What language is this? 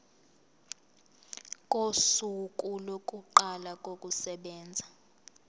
Zulu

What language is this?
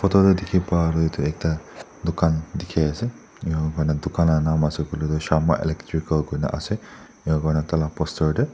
Naga Pidgin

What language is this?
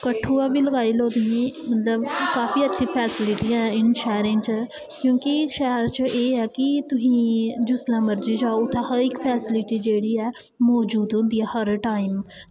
Dogri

